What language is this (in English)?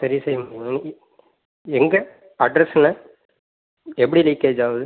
Tamil